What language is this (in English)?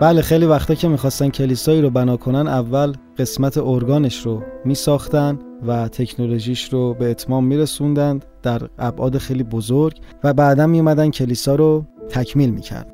Persian